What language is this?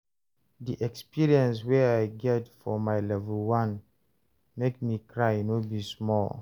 Nigerian Pidgin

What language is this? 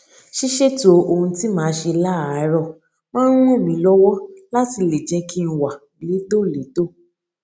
Yoruba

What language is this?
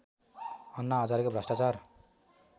Nepali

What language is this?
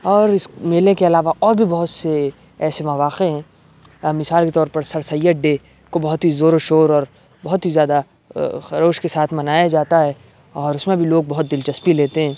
Urdu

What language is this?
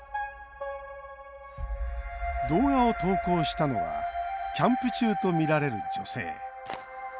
Japanese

